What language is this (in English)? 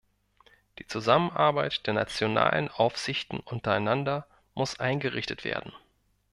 German